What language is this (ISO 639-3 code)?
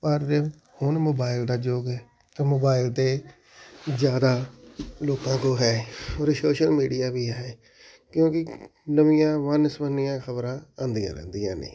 pan